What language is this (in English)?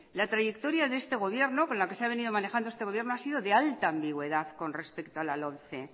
Spanish